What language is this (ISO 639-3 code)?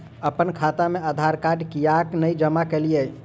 mai